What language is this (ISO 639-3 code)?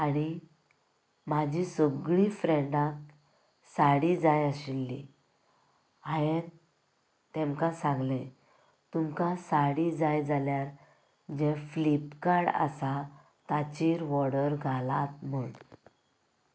kok